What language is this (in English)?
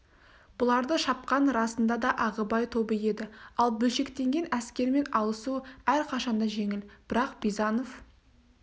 Kazakh